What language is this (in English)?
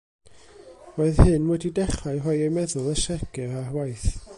Welsh